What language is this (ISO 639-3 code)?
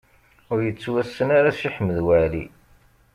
kab